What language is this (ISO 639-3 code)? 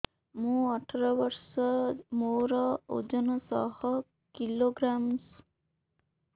ori